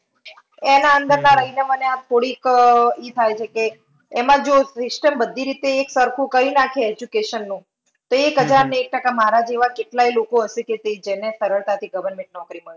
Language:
Gujarati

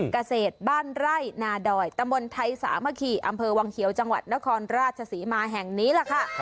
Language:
Thai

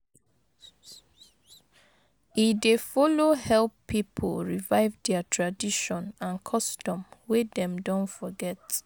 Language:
Nigerian Pidgin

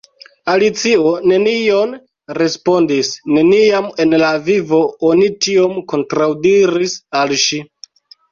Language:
Esperanto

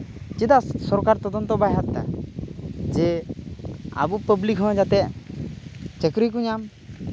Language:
Santali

